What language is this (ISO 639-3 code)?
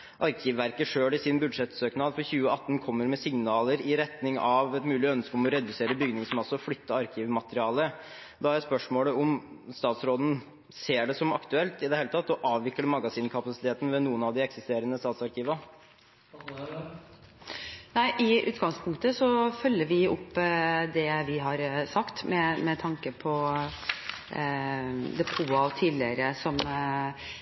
nob